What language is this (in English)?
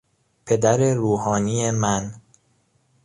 Persian